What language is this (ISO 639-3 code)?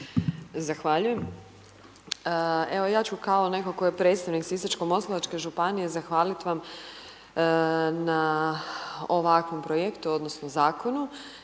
hrv